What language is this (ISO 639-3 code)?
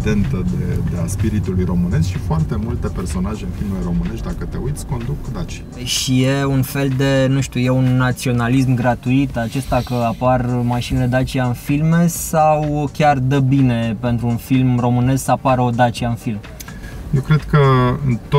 ron